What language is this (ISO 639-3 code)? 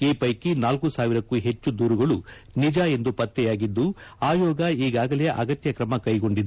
kan